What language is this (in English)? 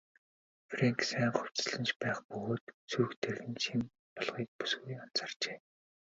Mongolian